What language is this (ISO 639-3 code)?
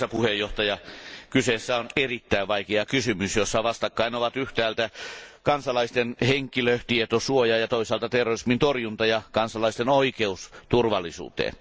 fin